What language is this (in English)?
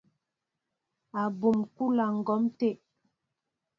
Mbo (Cameroon)